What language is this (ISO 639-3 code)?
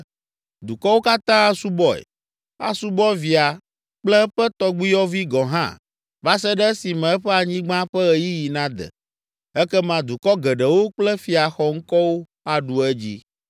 ewe